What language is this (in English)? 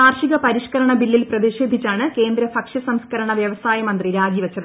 Malayalam